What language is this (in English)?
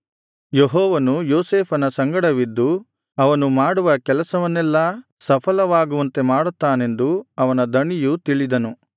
Kannada